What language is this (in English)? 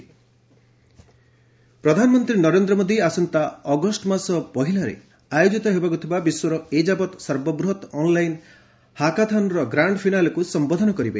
Odia